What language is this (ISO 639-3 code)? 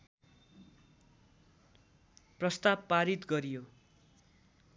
nep